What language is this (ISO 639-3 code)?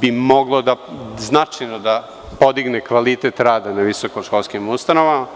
srp